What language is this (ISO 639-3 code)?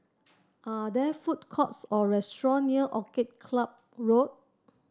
eng